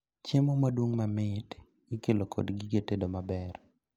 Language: Luo (Kenya and Tanzania)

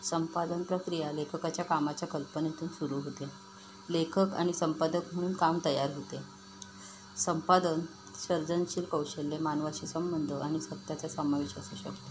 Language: Marathi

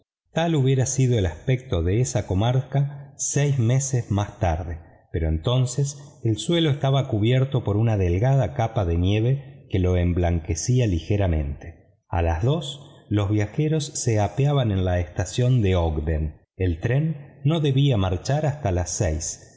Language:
Spanish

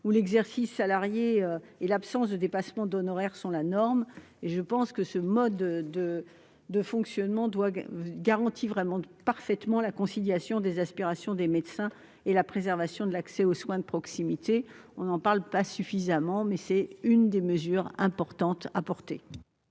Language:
French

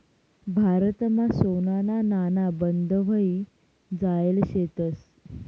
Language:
Marathi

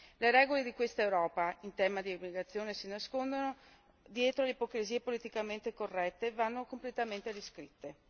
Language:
Italian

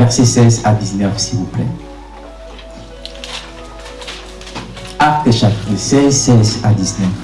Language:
French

